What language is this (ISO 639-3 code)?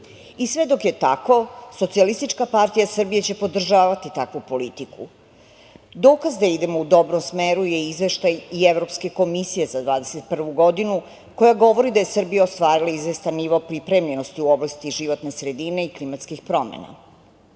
srp